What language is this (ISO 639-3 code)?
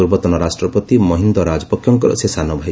ori